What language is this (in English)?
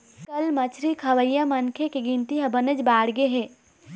Chhattisgarhi